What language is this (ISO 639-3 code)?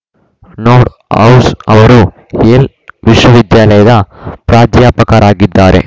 kan